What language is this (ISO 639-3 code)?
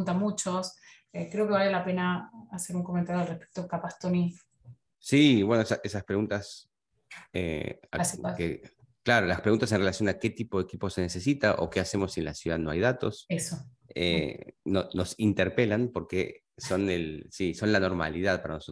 spa